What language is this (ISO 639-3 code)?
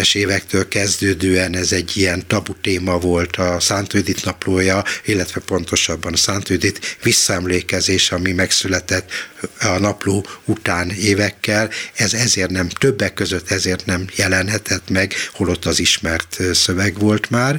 hun